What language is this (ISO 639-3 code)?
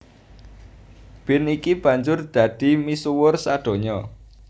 jav